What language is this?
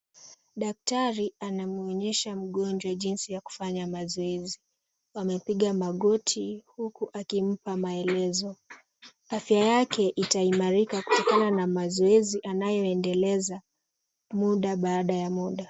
Swahili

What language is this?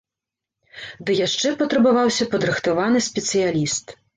Belarusian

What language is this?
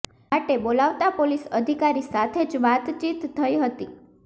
Gujarati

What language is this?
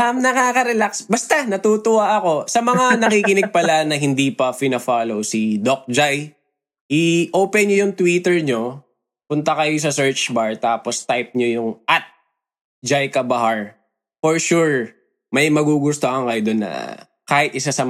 Filipino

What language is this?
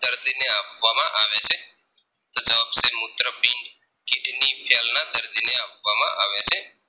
Gujarati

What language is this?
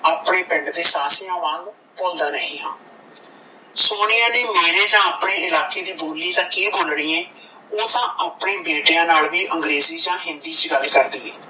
Punjabi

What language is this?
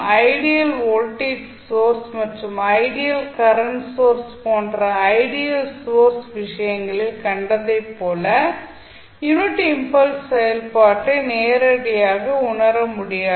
Tamil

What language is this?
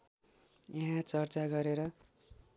Nepali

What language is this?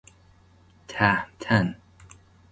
Persian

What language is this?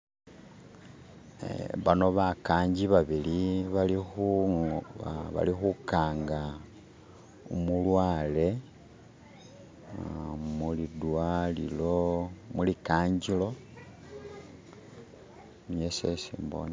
Masaaba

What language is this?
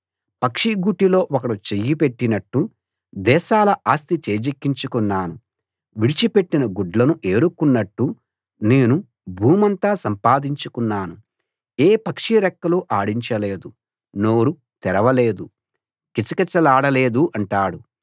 Telugu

